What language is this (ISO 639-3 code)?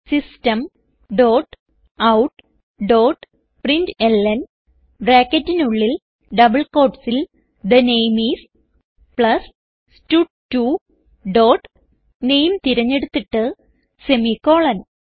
mal